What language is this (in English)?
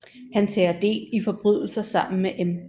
Danish